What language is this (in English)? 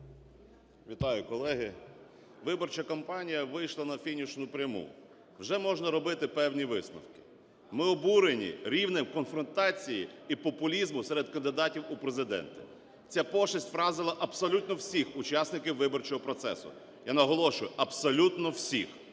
Ukrainian